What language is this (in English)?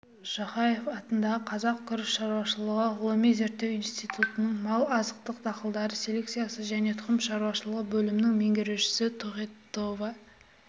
Kazakh